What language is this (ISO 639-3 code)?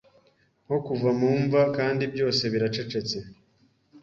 kin